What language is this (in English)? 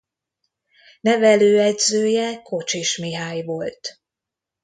Hungarian